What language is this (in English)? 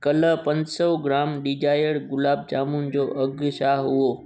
Sindhi